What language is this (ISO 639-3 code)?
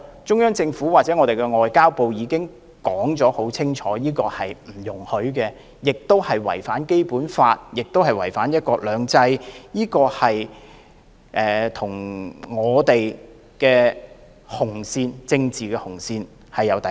yue